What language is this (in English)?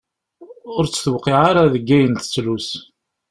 Kabyle